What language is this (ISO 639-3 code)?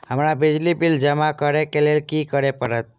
mai